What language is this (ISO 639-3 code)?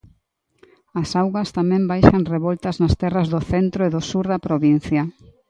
glg